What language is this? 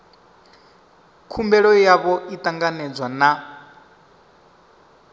Venda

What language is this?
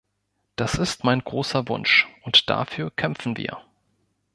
German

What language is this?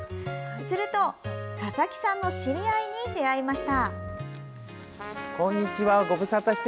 Japanese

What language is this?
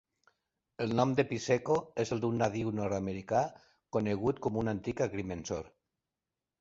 Catalan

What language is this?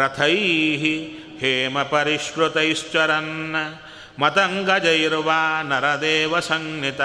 Kannada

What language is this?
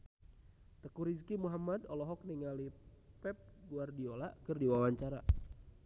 Sundanese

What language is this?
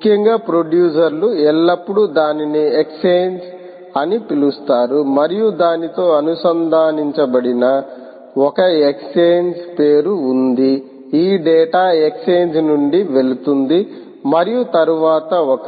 Telugu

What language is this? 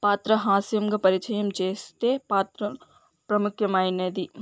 Telugu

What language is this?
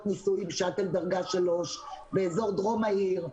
Hebrew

